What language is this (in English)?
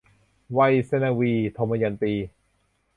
Thai